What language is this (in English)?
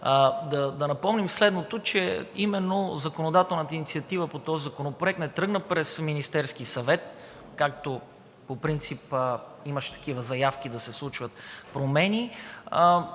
Bulgarian